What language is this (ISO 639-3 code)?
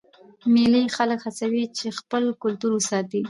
pus